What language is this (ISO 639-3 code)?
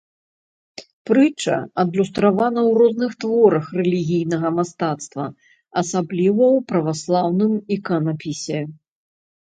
bel